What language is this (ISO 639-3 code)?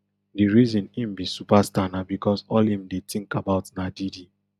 pcm